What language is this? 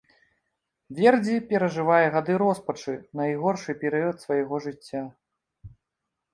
Belarusian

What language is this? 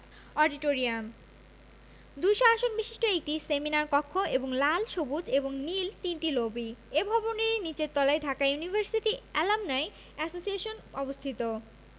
Bangla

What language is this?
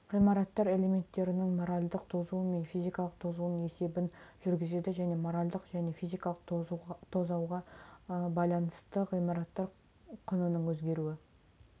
Kazakh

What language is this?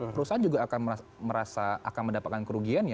Indonesian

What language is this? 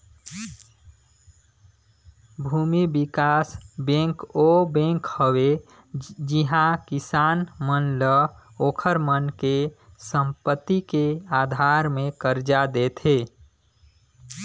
Chhattisgarhi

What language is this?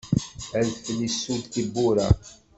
Kabyle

